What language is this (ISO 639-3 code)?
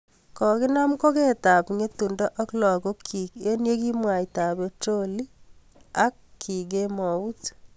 kln